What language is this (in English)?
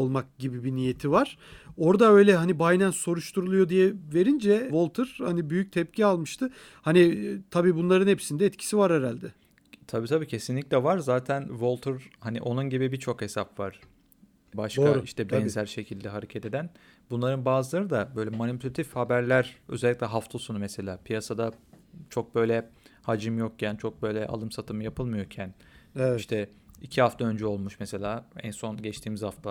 Turkish